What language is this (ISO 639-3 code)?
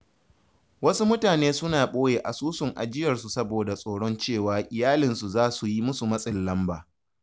hau